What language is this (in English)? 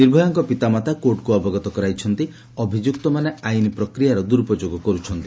Odia